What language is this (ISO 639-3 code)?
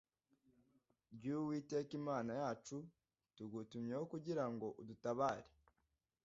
kin